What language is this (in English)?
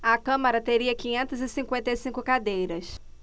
Portuguese